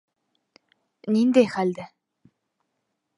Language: Bashkir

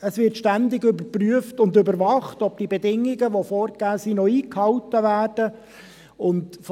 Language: Swiss German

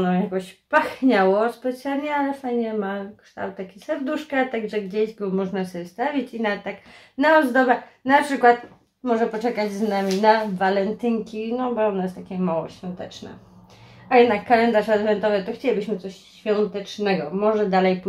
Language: Polish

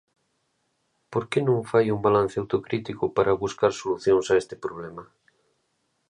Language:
Galician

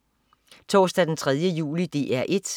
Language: Danish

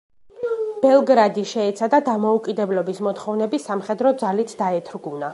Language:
Georgian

